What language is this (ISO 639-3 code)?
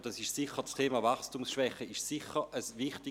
gsw